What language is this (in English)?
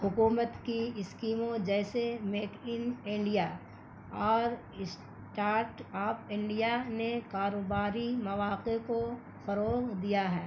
Urdu